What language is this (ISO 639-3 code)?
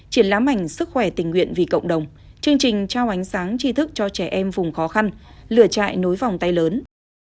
vie